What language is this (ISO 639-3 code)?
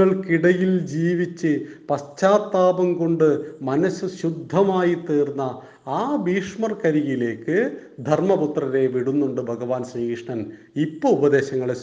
mal